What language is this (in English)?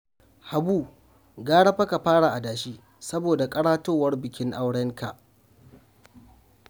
Hausa